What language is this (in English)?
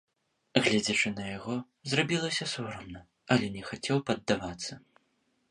Belarusian